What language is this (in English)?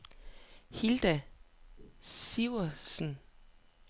Danish